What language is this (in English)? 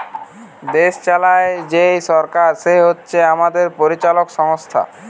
Bangla